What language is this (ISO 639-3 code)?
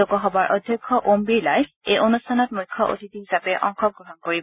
asm